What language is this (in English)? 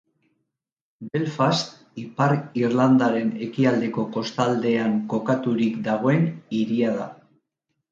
Basque